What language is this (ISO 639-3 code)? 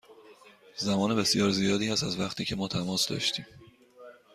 fas